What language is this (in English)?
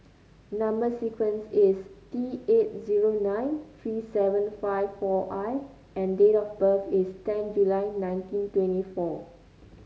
English